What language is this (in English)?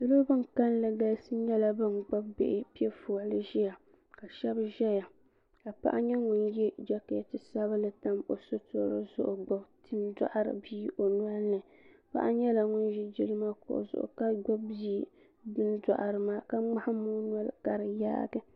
Dagbani